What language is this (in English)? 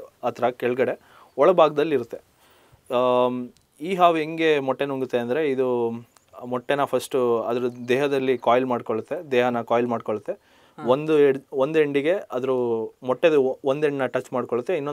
Kannada